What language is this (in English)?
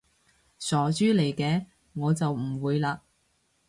Cantonese